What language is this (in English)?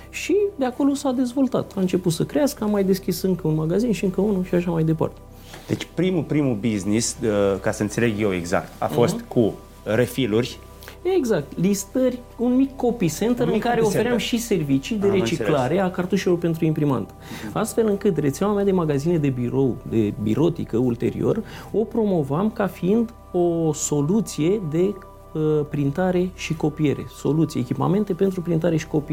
Romanian